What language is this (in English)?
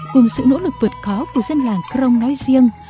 Vietnamese